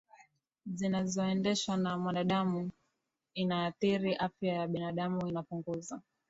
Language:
Swahili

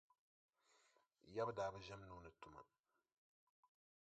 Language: Dagbani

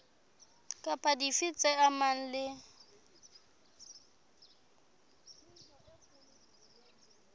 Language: Southern Sotho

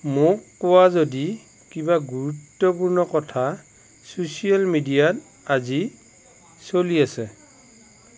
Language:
Assamese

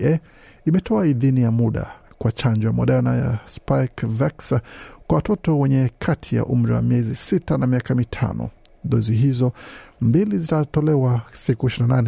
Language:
Swahili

